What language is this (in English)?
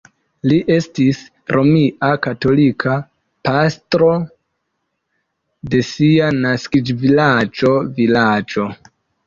Esperanto